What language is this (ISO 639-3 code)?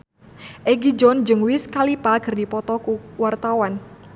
sun